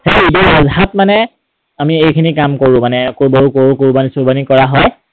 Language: Assamese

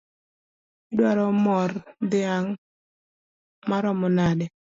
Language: Luo (Kenya and Tanzania)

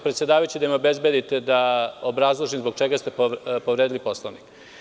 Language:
Serbian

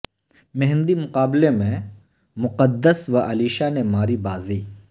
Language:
Urdu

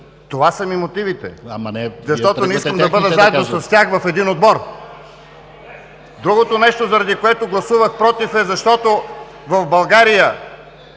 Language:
Bulgarian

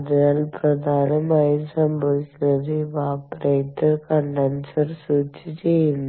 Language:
Malayalam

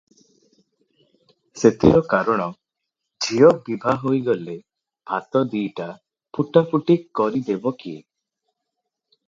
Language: Odia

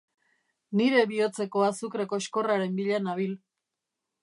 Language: Basque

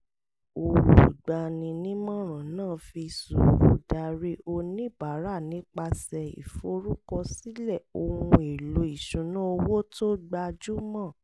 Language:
Yoruba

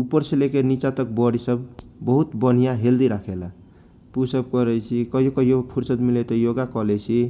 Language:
Kochila Tharu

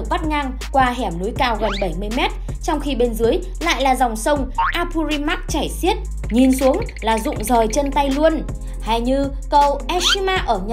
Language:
Vietnamese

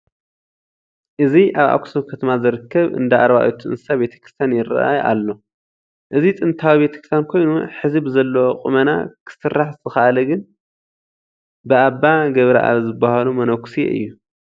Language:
Tigrinya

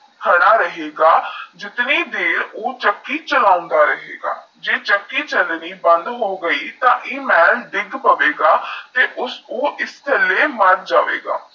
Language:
Punjabi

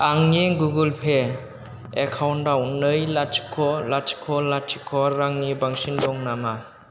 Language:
Bodo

